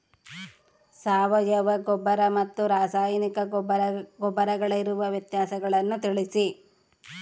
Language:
Kannada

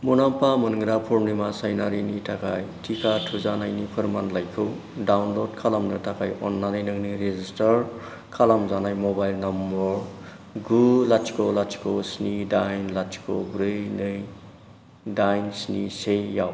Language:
Bodo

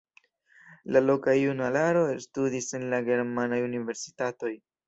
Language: Esperanto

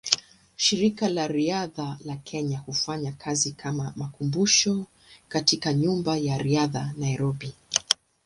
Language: Swahili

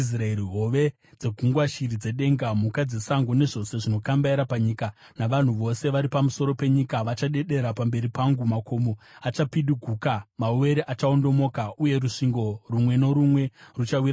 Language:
Shona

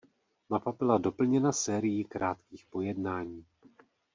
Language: Czech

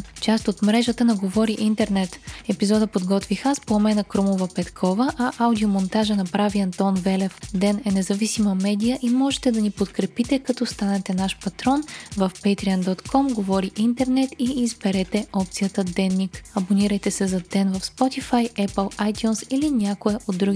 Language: Bulgarian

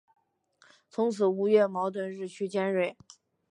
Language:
Chinese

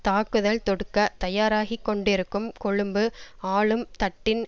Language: Tamil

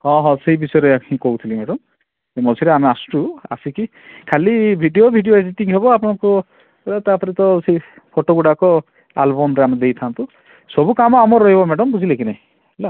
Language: Odia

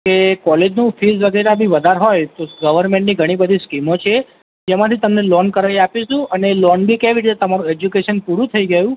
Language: Gujarati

